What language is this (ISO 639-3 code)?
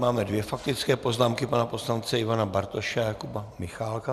ces